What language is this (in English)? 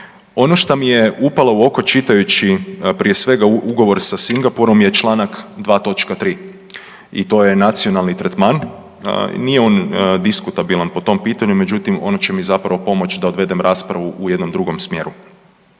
Croatian